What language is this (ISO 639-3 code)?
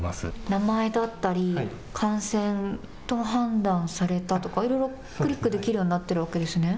jpn